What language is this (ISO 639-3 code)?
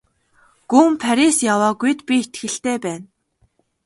mon